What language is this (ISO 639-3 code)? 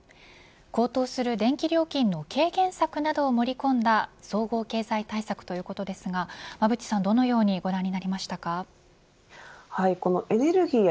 jpn